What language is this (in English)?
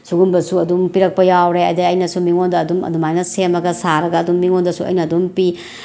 Manipuri